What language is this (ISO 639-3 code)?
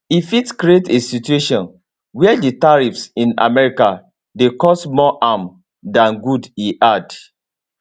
pcm